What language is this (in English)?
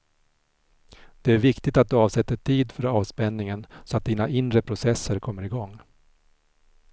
Swedish